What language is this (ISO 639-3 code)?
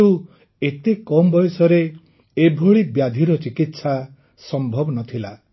ori